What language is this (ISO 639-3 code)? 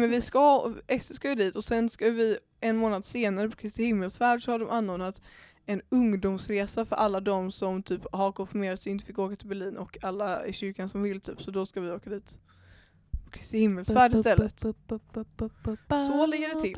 swe